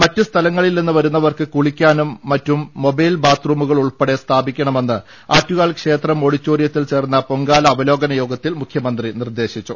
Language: Malayalam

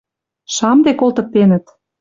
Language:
Western Mari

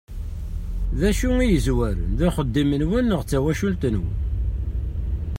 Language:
Kabyle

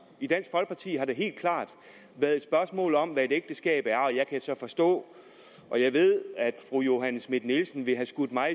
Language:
Danish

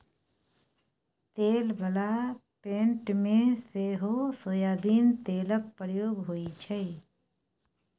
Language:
Maithili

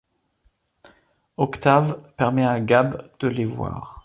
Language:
French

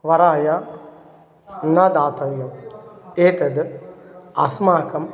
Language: Sanskrit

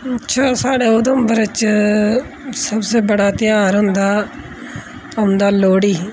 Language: Dogri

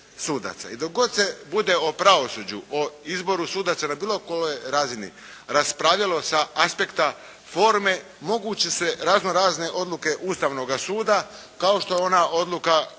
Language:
Croatian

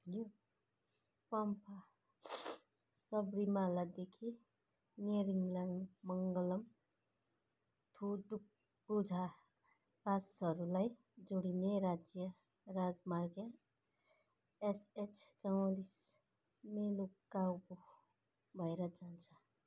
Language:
Nepali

